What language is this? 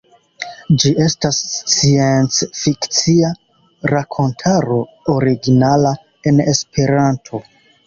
Esperanto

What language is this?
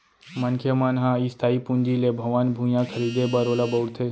Chhattisgarhi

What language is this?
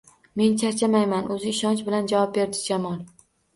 Uzbek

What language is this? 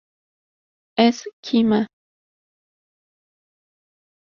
Kurdish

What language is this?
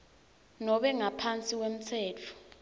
Swati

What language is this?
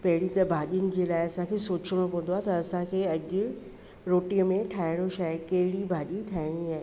Sindhi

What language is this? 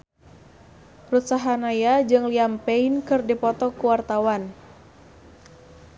Sundanese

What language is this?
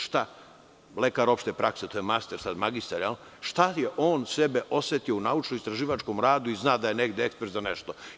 Serbian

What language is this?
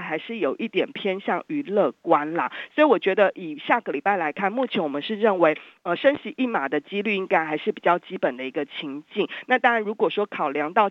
Chinese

